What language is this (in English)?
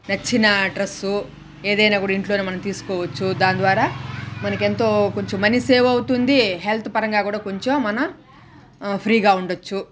Telugu